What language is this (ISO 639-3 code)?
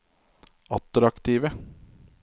nor